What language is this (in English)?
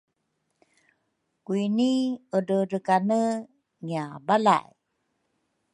Rukai